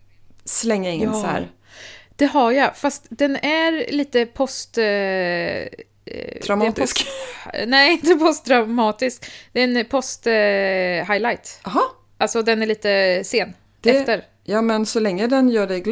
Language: Swedish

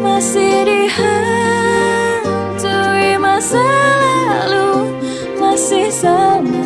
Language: Indonesian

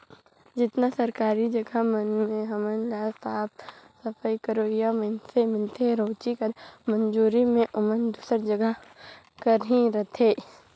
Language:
Chhattisgarhi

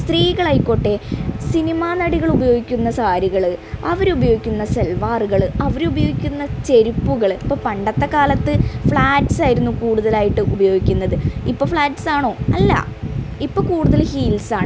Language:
Malayalam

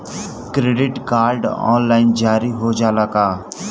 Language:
Bhojpuri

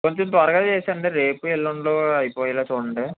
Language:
Telugu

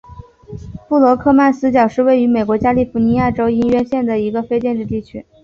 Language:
Chinese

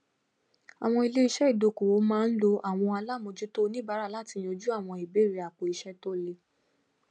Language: Yoruba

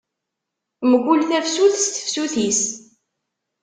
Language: Kabyle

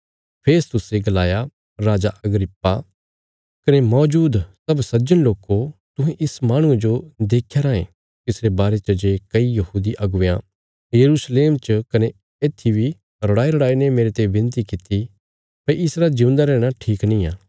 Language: Bilaspuri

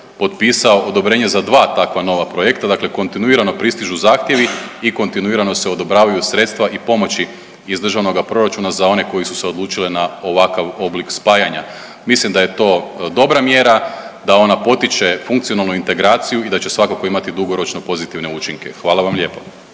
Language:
Croatian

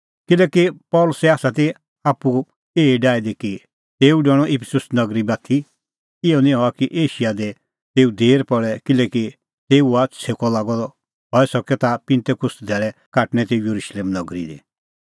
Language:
Kullu Pahari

